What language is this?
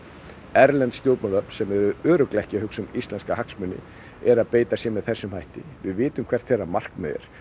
Icelandic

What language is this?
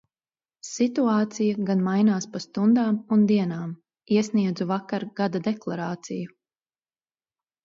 Latvian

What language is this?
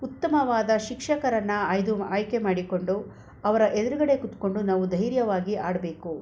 Kannada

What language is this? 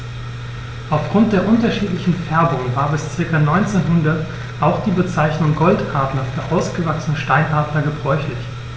German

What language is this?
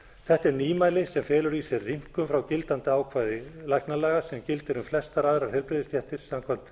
Icelandic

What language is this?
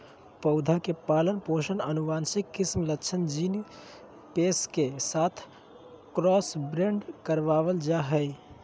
Magahi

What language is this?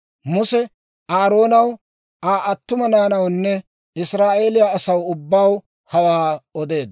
Dawro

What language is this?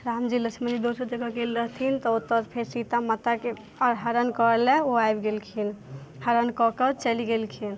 Maithili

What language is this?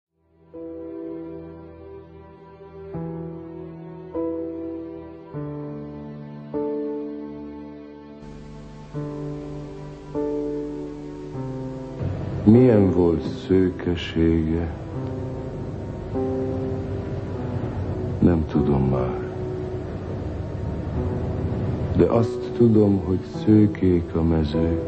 Hungarian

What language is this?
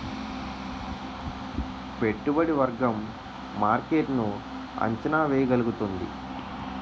Telugu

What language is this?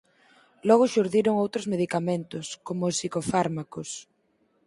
Galician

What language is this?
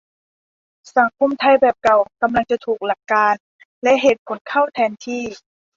Thai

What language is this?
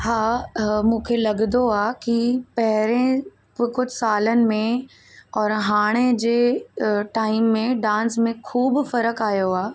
Sindhi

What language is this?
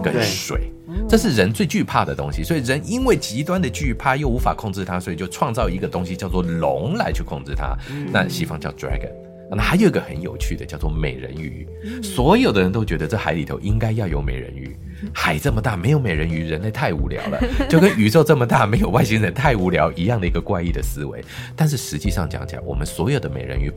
Chinese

